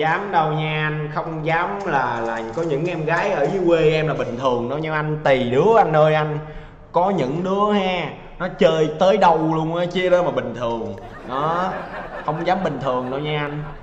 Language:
Vietnamese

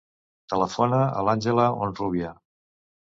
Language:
Catalan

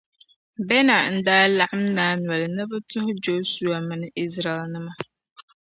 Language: Dagbani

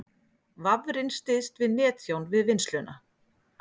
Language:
Icelandic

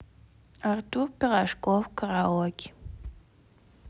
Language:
Russian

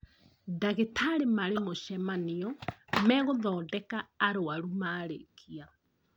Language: Kikuyu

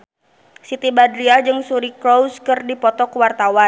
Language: Sundanese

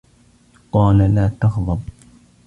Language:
Arabic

